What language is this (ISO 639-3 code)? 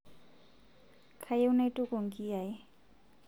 mas